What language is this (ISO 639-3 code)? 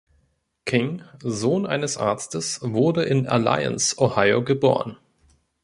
deu